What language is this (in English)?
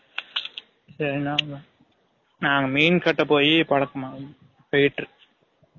Tamil